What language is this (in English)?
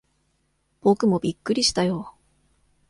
Japanese